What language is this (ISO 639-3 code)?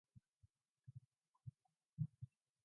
mon